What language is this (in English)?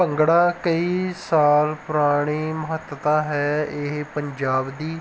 Punjabi